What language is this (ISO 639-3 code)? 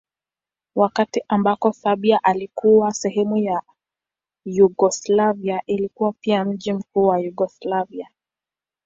swa